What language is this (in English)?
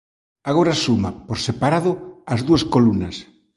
Galician